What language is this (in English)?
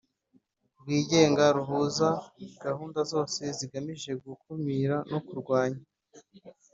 Kinyarwanda